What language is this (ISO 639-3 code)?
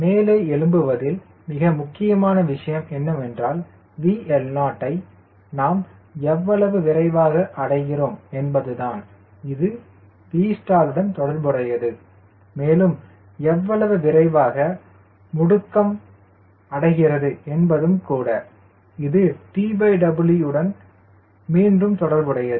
tam